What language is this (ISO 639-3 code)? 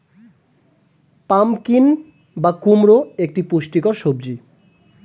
ben